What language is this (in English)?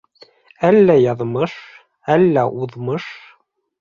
Bashkir